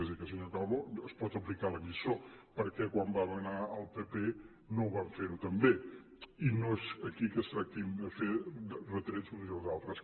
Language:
Catalan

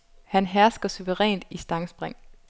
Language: Danish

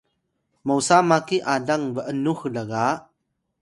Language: Atayal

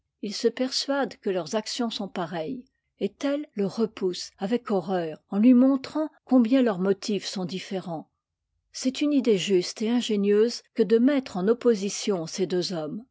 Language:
French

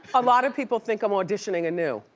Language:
English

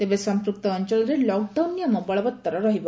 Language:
Odia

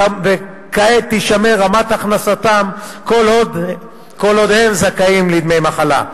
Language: Hebrew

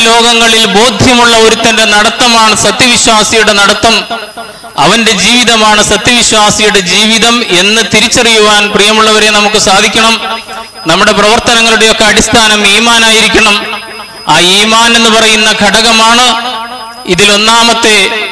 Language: Malayalam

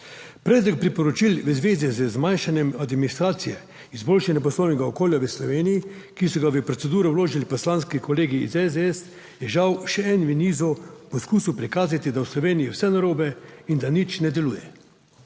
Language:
Slovenian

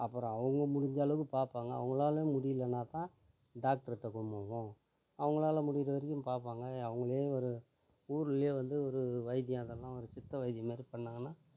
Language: Tamil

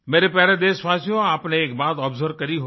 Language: Hindi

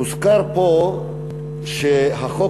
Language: Hebrew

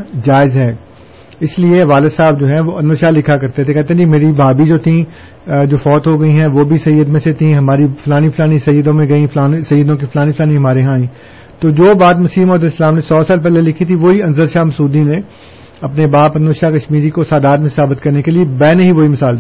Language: Urdu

